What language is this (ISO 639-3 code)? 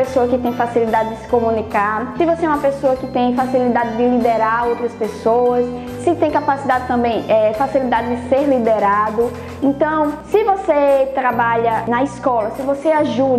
por